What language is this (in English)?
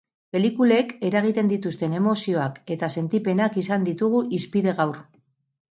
Basque